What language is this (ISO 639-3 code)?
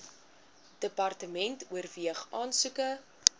afr